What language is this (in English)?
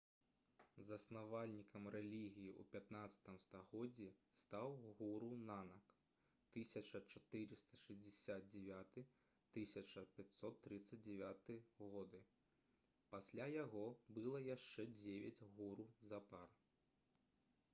Belarusian